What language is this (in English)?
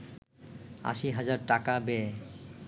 Bangla